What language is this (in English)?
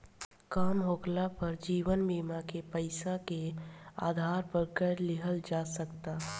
Bhojpuri